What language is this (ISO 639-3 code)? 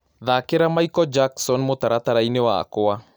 kik